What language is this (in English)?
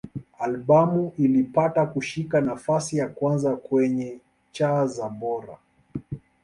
Swahili